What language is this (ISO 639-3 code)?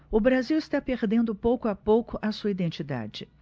por